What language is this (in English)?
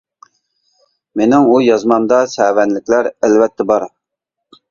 Uyghur